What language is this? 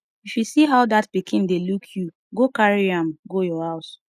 Nigerian Pidgin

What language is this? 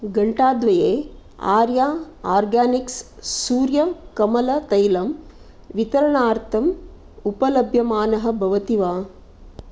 Sanskrit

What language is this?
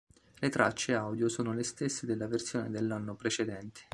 Italian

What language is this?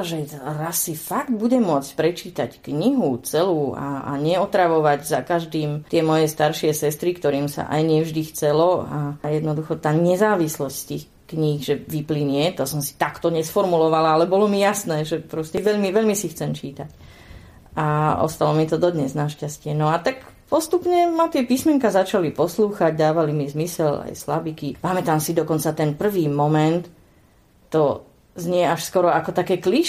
Slovak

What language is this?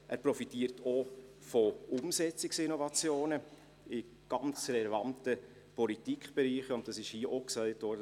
Swiss German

